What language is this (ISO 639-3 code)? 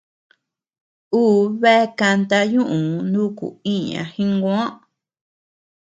cux